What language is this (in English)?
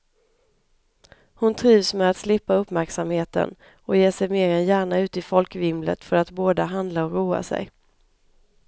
Swedish